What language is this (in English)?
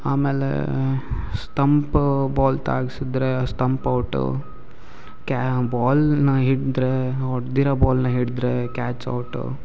Kannada